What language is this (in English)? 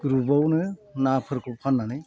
Bodo